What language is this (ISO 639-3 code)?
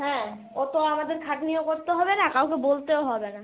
ben